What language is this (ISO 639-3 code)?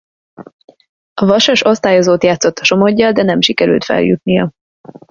hun